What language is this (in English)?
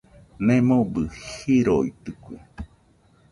Nüpode Huitoto